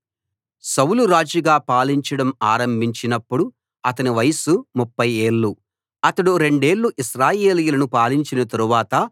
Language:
Telugu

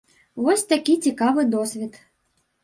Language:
Belarusian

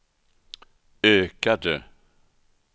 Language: Swedish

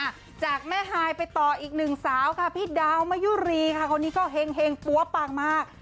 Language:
Thai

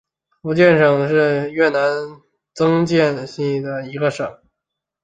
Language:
Chinese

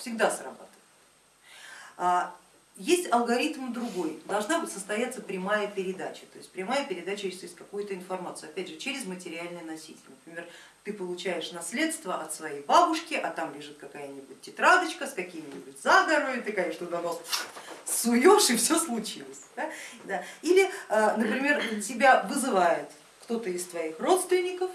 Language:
Russian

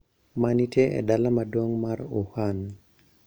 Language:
Luo (Kenya and Tanzania)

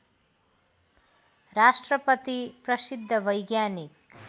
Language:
Nepali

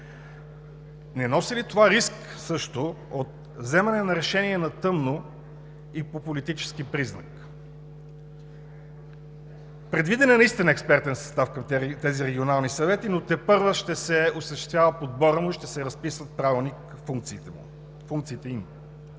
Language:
Bulgarian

